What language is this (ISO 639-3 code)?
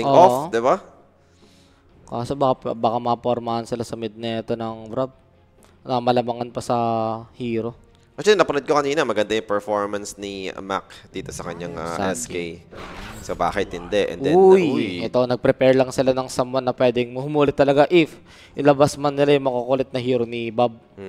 fil